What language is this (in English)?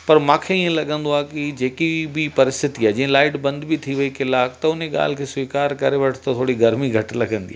Sindhi